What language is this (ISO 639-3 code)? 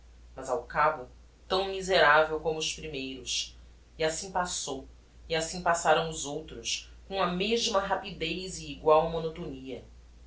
por